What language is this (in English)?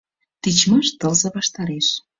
Mari